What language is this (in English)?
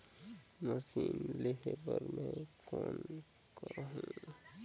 Chhattisgarhi